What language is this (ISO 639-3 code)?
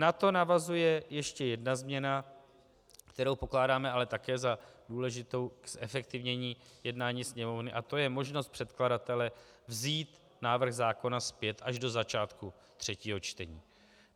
ces